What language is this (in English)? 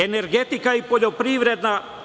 Serbian